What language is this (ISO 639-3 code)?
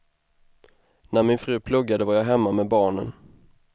swe